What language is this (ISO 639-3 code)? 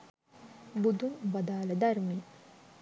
sin